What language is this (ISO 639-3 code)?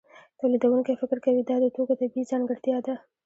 pus